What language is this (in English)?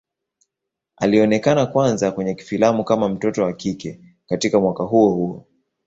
Swahili